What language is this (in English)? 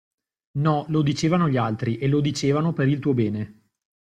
Italian